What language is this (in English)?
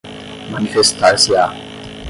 Portuguese